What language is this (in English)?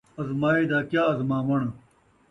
Saraiki